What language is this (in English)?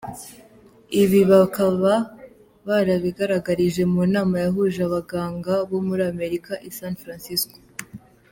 Kinyarwanda